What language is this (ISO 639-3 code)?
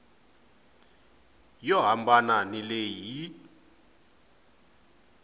tso